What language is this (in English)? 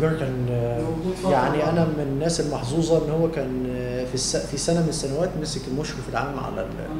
Arabic